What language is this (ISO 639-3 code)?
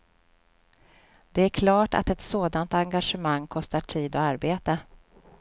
swe